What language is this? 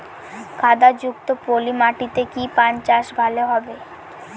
Bangla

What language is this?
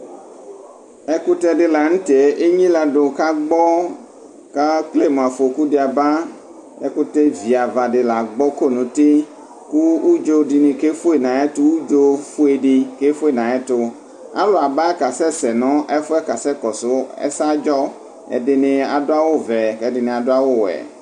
Ikposo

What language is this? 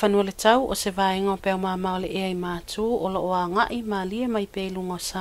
Dutch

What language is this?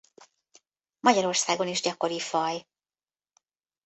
Hungarian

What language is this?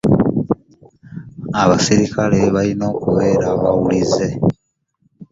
Ganda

